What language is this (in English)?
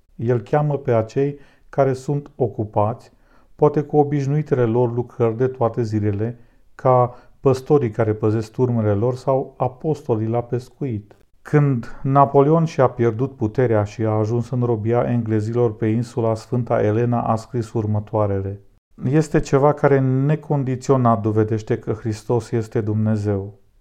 Romanian